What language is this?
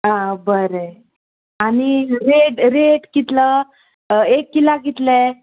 Konkani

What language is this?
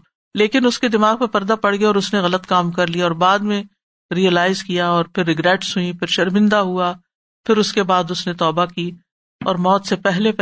Urdu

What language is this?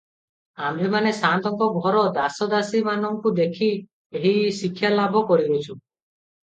Odia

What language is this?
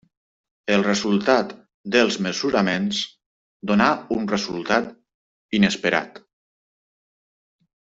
Catalan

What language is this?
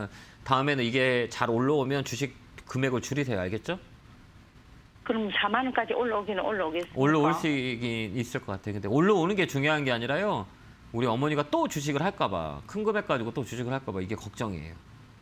Korean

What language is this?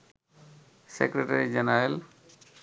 Bangla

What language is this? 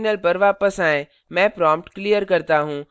Hindi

